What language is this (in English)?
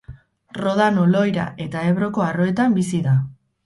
Basque